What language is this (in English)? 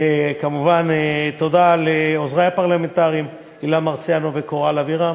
Hebrew